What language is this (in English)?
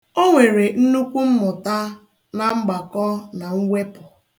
Igbo